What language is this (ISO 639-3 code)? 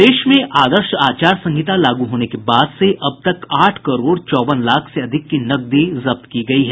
hin